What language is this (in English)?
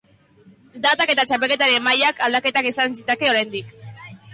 Basque